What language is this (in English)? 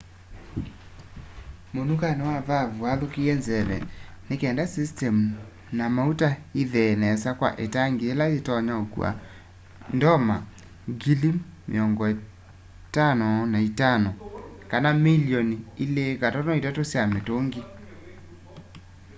Kamba